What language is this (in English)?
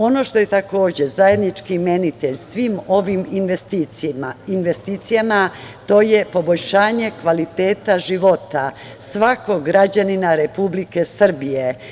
Serbian